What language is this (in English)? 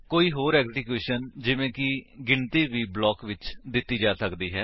Punjabi